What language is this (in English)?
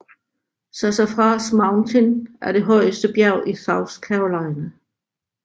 Danish